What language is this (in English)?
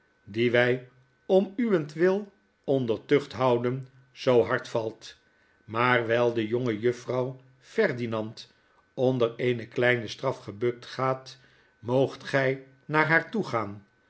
Dutch